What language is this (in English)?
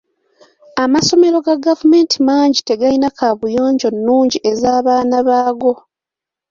Ganda